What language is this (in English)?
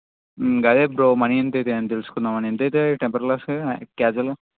Telugu